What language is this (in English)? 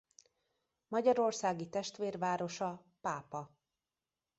Hungarian